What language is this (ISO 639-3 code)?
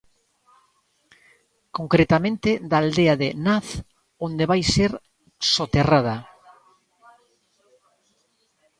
glg